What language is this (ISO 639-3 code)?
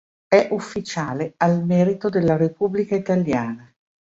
ita